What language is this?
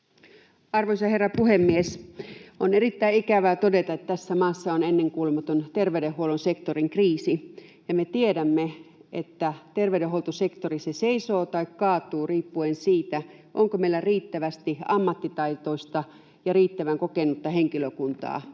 Finnish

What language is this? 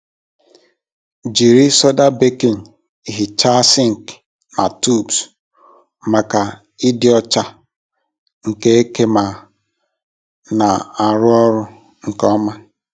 Igbo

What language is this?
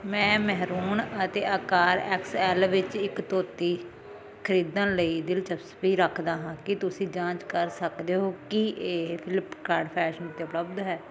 Punjabi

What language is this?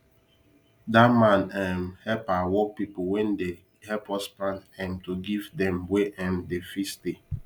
Nigerian Pidgin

